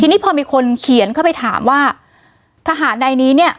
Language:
Thai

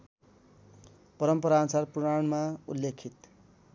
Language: Nepali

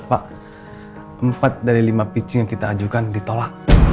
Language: Indonesian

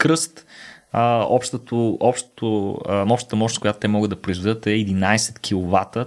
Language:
Bulgarian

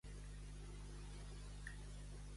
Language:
Catalan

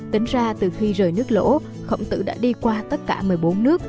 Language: Vietnamese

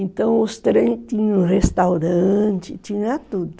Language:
Portuguese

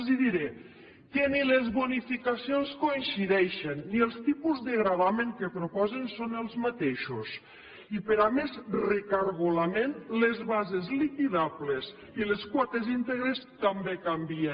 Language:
Catalan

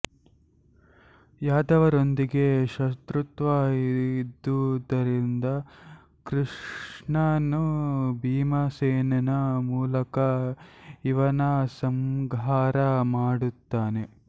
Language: Kannada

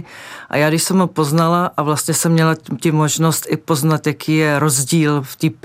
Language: Czech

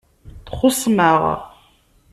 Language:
Kabyle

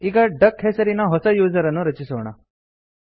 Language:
Kannada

